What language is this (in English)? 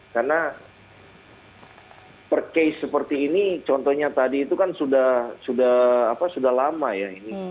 Indonesian